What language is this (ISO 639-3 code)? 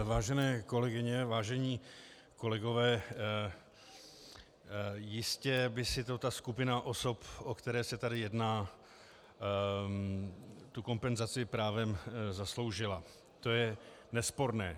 ces